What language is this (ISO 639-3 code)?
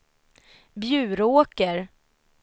swe